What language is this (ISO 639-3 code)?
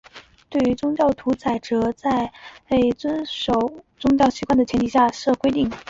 zho